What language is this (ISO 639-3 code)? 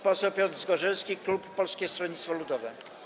pol